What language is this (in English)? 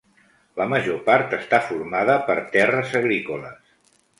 Catalan